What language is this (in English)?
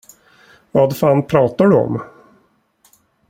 Swedish